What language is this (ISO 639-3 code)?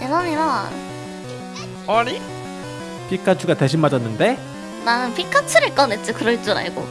kor